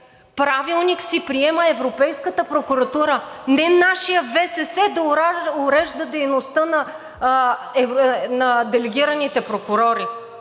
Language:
Bulgarian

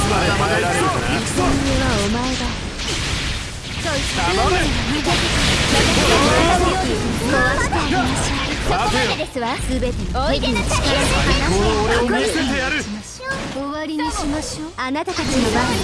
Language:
Japanese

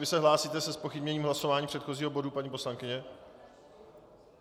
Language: Czech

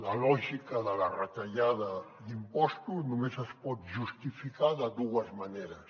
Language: Catalan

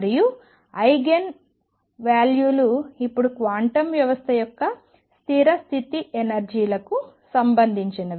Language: Telugu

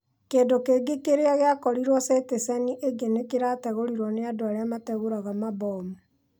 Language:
Kikuyu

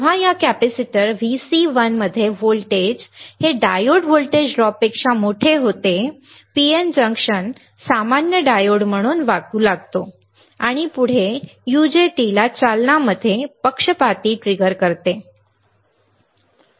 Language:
Marathi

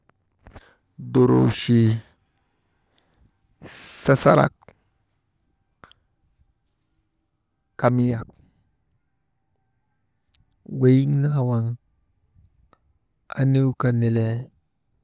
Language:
Maba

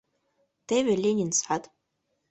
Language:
Mari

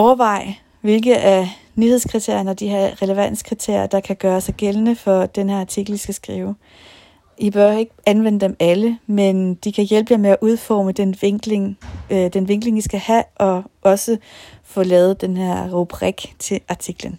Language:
Danish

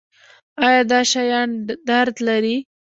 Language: Pashto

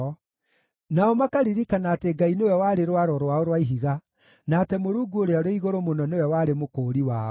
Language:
Kikuyu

